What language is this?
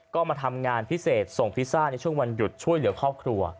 Thai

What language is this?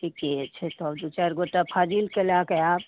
Maithili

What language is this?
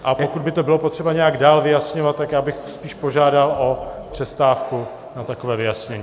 Czech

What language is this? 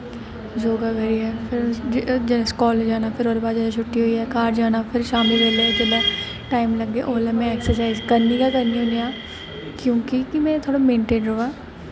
Dogri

